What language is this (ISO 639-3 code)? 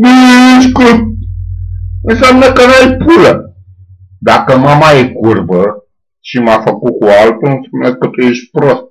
ron